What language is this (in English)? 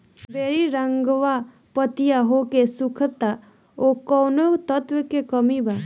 Bhojpuri